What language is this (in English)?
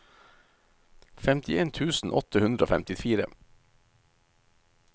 Norwegian